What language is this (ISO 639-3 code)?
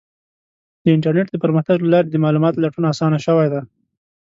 pus